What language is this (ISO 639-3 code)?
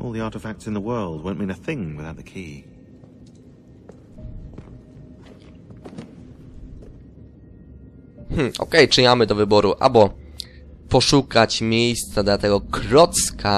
pol